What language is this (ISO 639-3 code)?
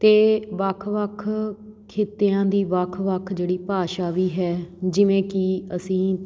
pan